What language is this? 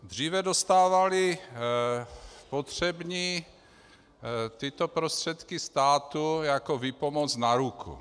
Czech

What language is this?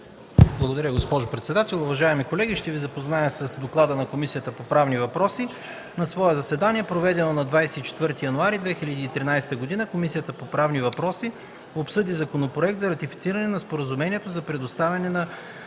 Bulgarian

